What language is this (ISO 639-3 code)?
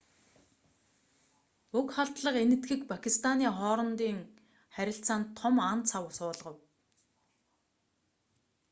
mon